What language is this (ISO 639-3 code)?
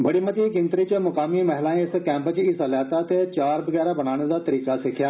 doi